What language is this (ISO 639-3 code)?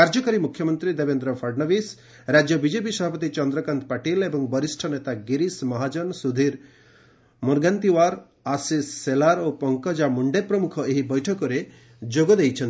ori